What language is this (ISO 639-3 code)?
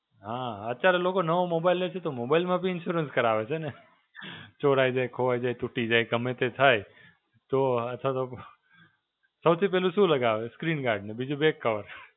guj